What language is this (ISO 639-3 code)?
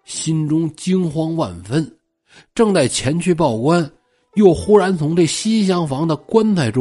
zho